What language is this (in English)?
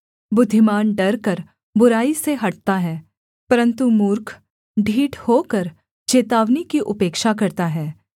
Hindi